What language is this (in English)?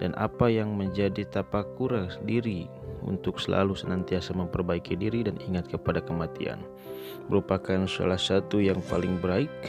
Indonesian